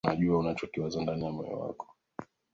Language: Swahili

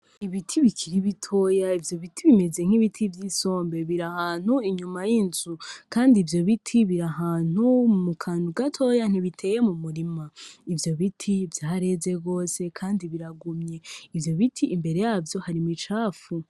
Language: Rundi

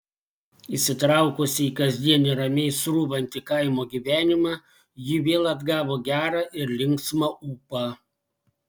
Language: Lithuanian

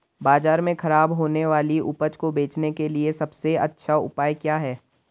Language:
Hindi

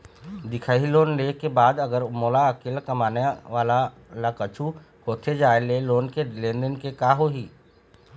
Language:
Chhattisgarhi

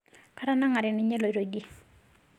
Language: Masai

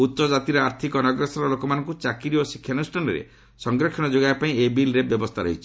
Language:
Odia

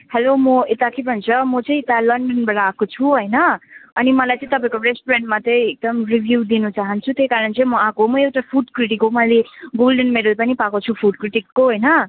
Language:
Nepali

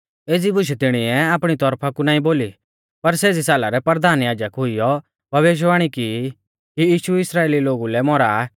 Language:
Mahasu Pahari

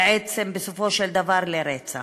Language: Hebrew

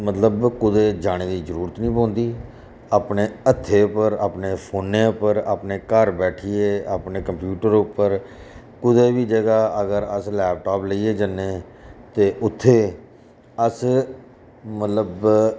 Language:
Dogri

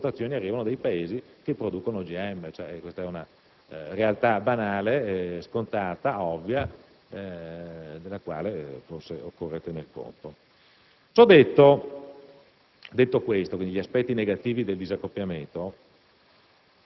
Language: Italian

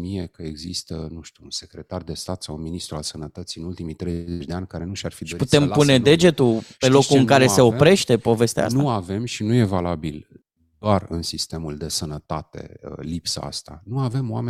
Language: Romanian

